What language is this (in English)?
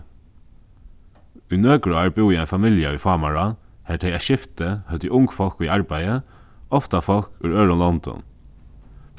Faroese